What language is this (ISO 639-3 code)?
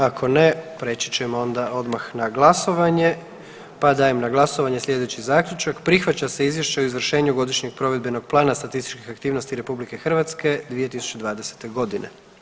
hrv